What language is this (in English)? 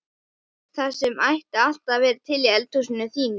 Icelandic